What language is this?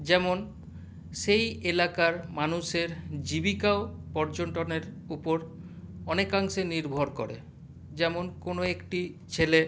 Bangla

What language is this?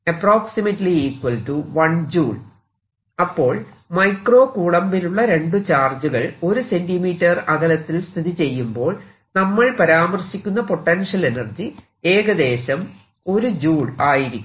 Malayalam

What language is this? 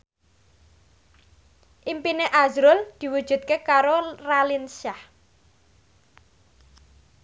Javanese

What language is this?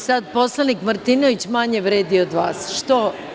Serbian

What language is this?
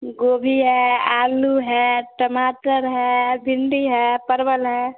Maithili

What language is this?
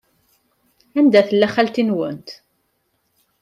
Kabyle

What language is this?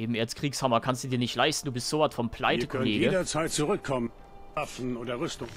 German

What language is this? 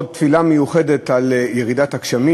Hebrew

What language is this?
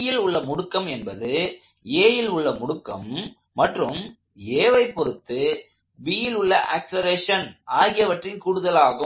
Tamil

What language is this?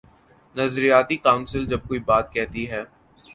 Urdu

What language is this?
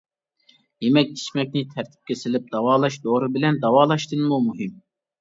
Uyghur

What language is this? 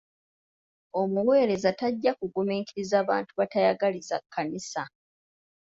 Ganda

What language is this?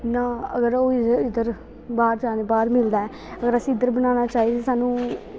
Dogri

